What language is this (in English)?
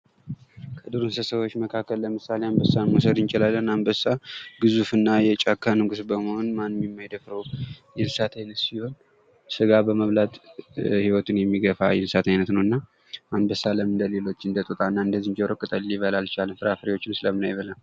Amharic